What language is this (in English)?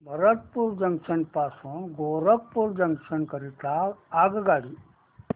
Marathi